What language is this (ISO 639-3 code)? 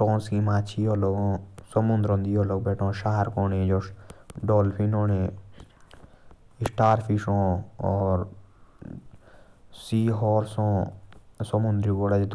jns